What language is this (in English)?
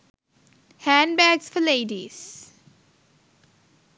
Sinhala